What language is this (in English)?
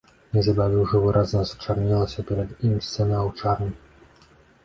Belarusian